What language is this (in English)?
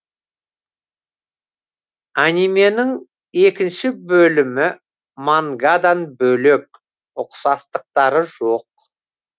Kazakh